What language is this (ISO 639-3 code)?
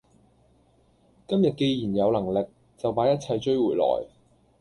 yue